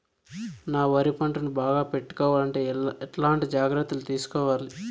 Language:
Telugu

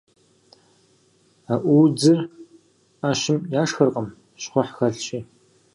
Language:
Kabardian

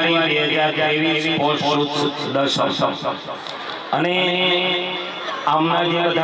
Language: Arabic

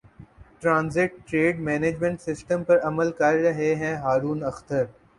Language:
Urdu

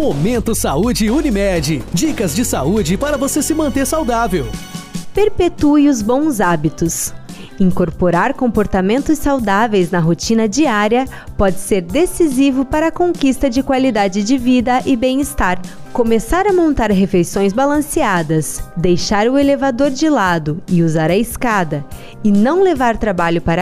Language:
Portuguese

